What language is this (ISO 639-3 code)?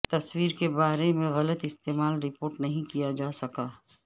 urd